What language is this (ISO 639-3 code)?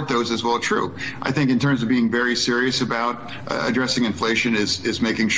eng